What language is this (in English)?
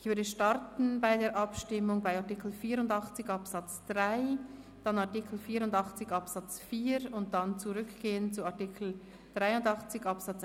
Swiss German